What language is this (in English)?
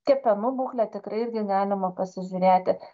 Lithuanian